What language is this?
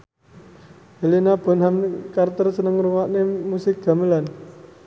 Javanese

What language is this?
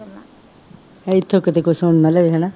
Punjabi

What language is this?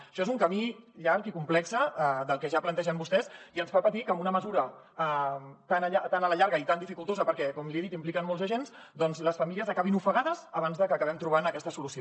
Catalan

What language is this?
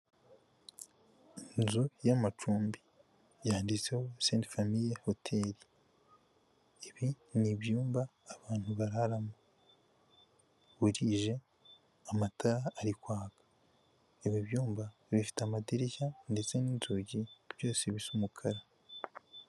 Kinyarwanda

